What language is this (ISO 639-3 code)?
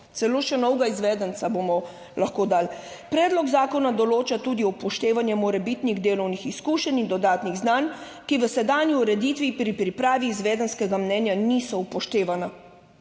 slv